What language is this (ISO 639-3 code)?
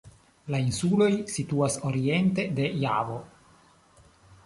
epo